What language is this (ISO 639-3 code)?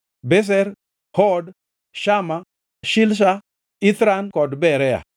luo